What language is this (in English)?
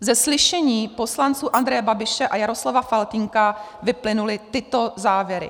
Czech